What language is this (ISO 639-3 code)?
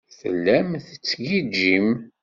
kab